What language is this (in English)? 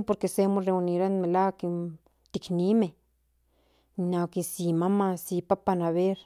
Central Nahuatl